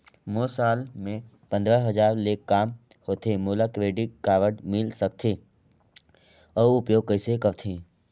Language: Chhattisgarhi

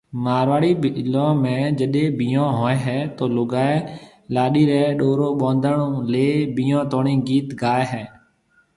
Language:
Marwari (Pakistan)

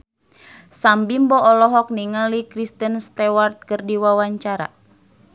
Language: Sundanese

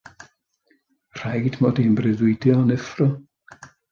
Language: Welsh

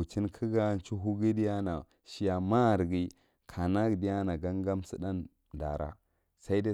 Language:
Marghi Central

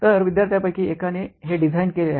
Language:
Marathi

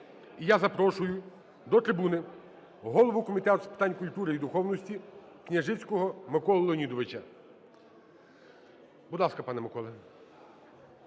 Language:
Ukrainian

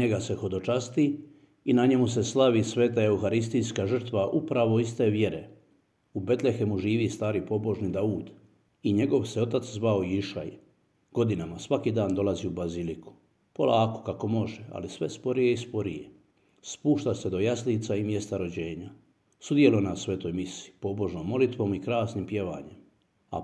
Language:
Croatian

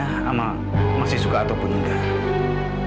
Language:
Indonesian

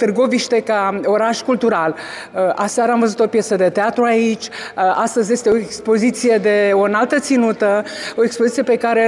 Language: Romanian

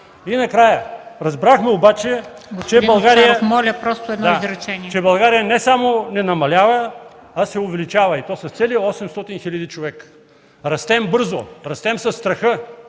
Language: Bulgarian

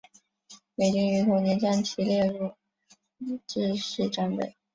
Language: Chinese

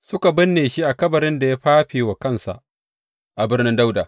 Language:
Hausa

